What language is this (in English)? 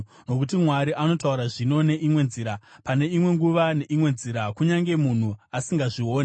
Shona